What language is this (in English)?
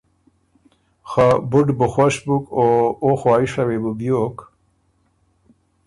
Ormuri